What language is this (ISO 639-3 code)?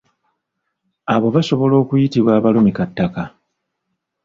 lug